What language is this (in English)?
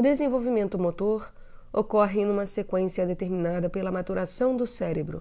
Portuguese